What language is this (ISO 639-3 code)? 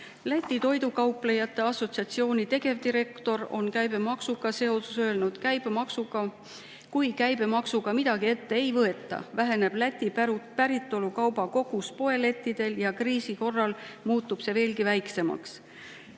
est